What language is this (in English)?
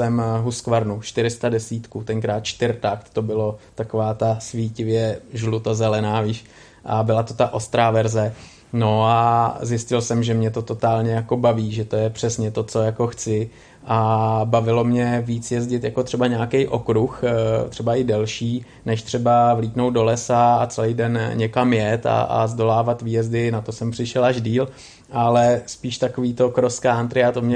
Czech